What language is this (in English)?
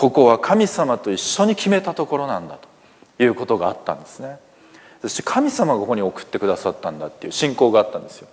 Japanese